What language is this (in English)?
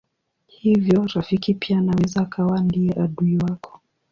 Swahili